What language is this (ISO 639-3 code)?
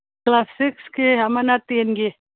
mni